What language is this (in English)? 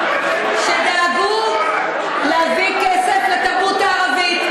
Hebrew